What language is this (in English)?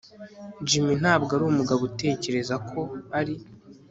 Kinyarwanda